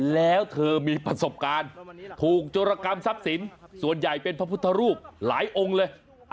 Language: Thai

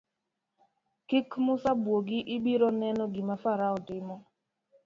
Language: Luo (Kenya and Tanzania)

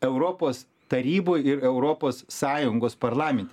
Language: Lithuanian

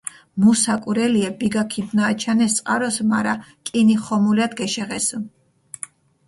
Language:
Mingrelian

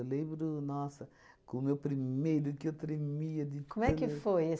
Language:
Portuguese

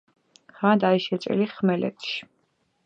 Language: Georgian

